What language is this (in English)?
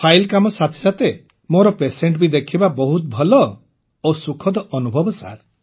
Odia